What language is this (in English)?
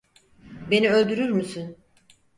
Turkish